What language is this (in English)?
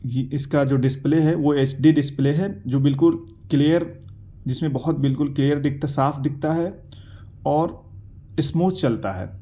Urdu